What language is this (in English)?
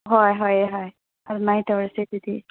Manipuri